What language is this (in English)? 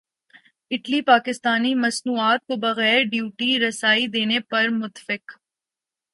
Urdu